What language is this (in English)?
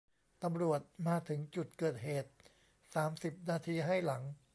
Thai